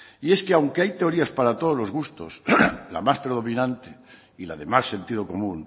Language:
Spanish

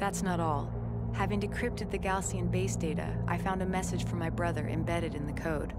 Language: Turkish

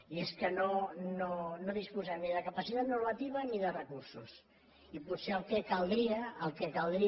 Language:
Catalan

